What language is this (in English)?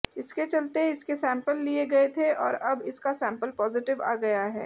Hindi